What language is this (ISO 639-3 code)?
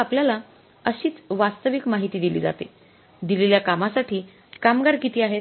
mar